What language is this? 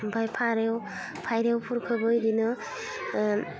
Bodo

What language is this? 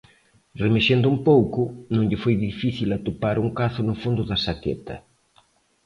Galician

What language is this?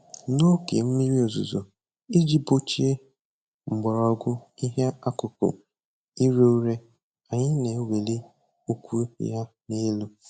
Igbo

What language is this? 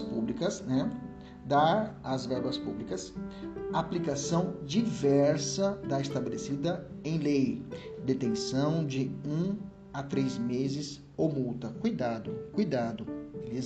Portuguese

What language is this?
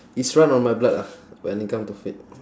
English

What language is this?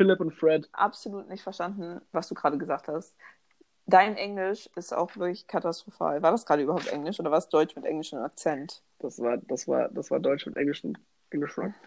German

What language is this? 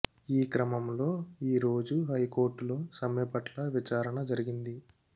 Telugu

